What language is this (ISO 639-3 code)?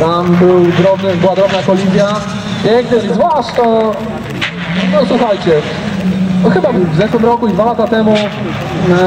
pol